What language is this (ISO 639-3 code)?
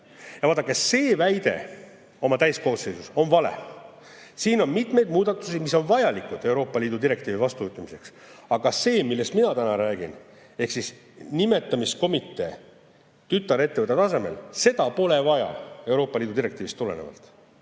est